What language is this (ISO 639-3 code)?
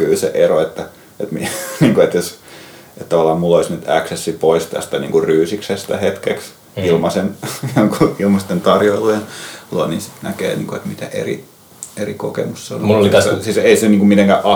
fin